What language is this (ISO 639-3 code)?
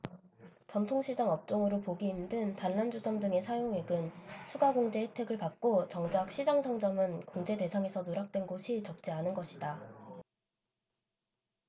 kor